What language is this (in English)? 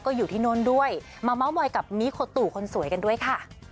Thai